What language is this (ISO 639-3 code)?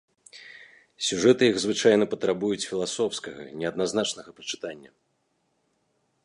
bel